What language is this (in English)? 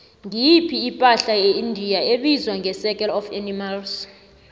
South Ndebele